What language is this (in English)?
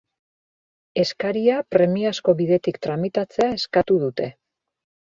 Basque